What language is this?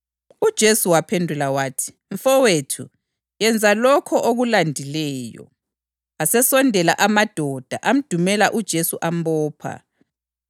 North Ndebele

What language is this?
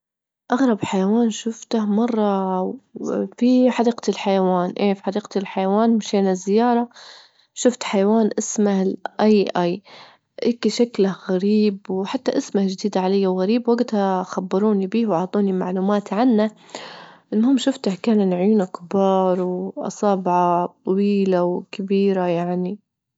Libyan Arabic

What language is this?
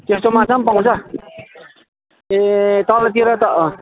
Nepali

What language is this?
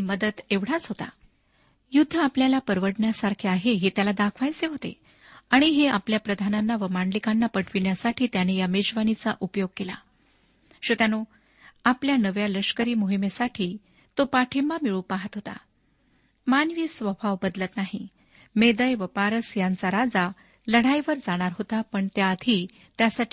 Marathi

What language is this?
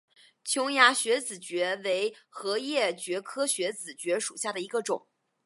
Chinese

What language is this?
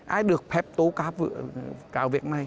Vietnamese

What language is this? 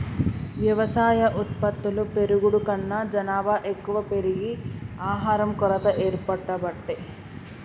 Telugu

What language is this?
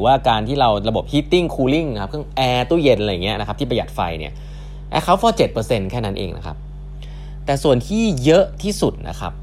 Thai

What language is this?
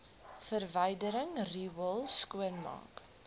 Afrikaans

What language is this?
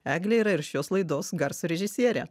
Lithuanian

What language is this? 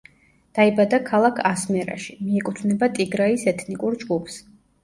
Georgian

